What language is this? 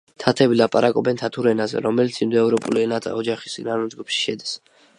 Georgian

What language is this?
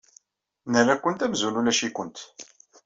Kabyle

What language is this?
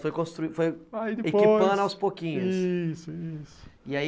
Portuguese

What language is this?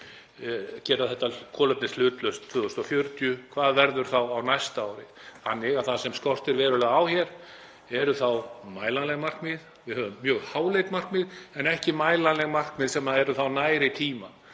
Icelandic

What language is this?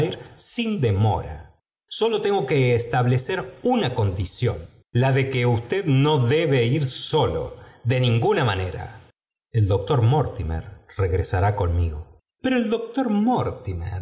Spanish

